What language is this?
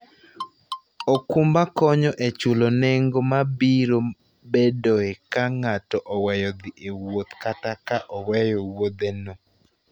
Luo (Kenya and Tanzania)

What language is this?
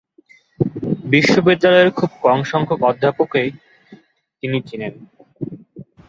Bangla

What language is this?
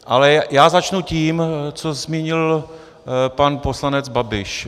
Czech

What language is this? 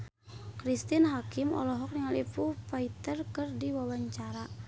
Sundanese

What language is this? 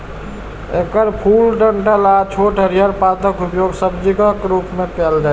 Maithili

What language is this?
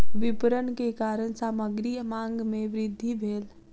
Maithili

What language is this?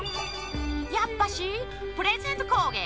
Japanese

